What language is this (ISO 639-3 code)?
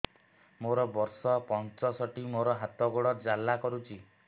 ori